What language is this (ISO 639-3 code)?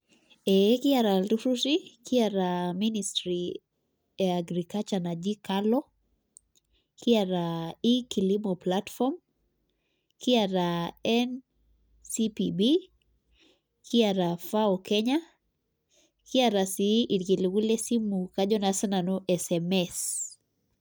mas